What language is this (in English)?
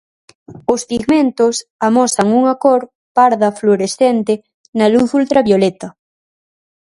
Galician